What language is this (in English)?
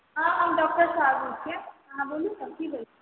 Maithili